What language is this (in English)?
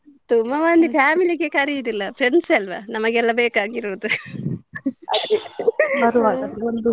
Kannada